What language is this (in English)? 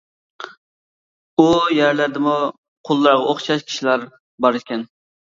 Uyghur